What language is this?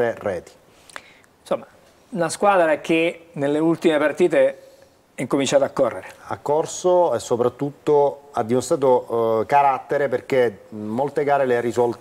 Italian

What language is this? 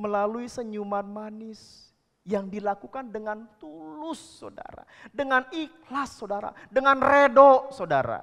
Indonesian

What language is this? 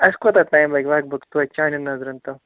Kashmiri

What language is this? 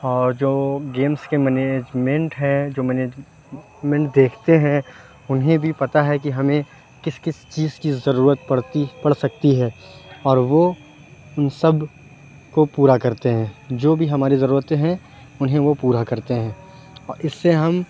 Urdu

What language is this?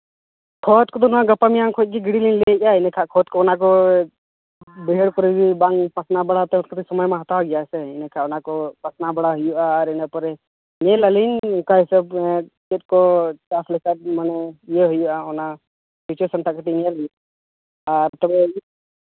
Santali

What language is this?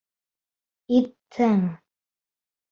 Bashkir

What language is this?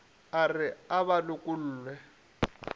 Northern Sotho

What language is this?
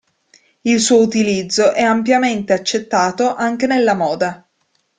Italian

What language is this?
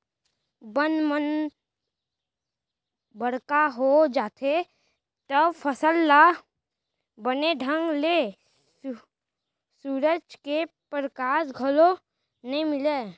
Chhattisgarhi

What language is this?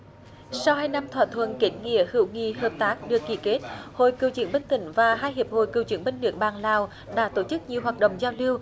Vietnamese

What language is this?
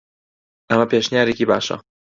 Central Kurdish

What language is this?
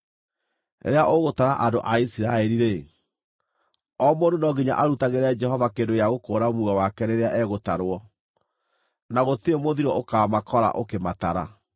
Kikuyu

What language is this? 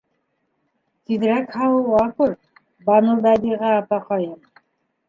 Bashkir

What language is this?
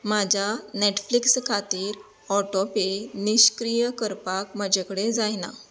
Konkani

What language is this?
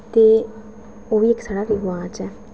Dogri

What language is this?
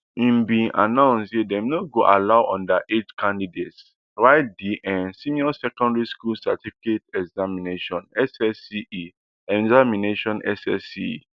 Nigerian Pidgin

